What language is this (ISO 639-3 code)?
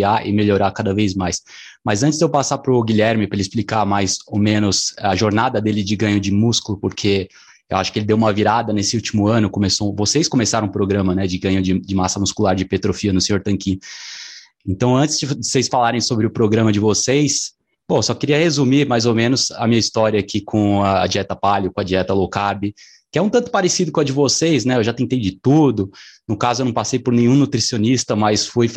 por